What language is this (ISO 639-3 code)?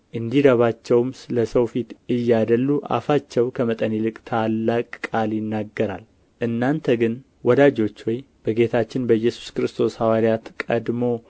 amh